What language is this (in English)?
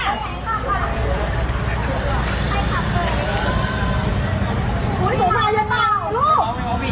Thai